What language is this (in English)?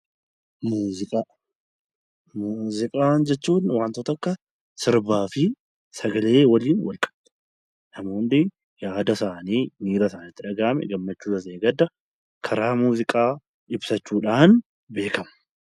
Oromo